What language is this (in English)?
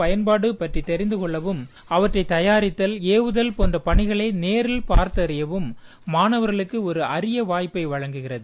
Tamil